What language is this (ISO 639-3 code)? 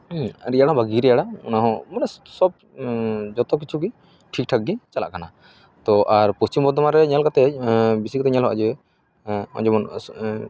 sat